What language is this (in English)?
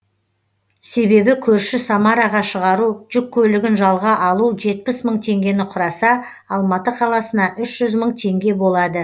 Kazakh